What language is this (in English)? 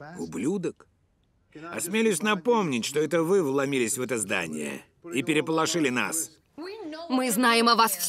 Russian